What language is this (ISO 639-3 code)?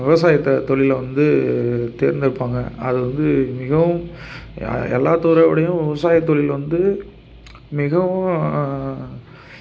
tam